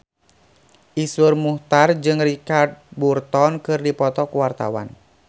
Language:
Sundanese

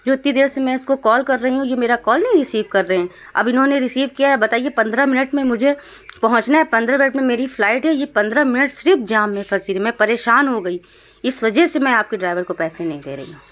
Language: Urdu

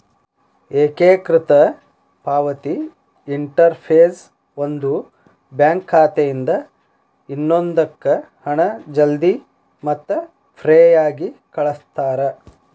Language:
Kannada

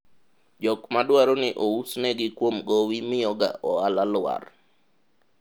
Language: Luo (Kenya and Tanzania)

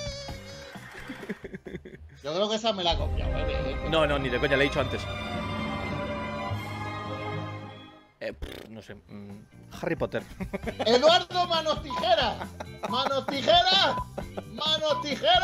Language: Spanish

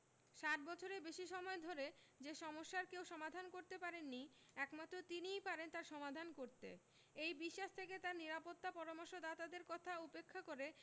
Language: Bangla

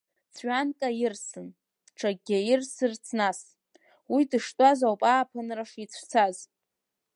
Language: Abkhazian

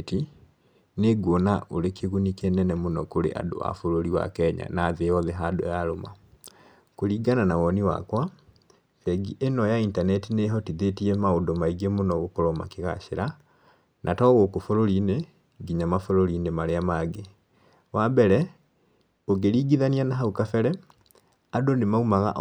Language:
Kikuyu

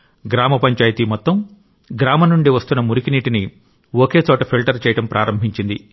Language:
Telugu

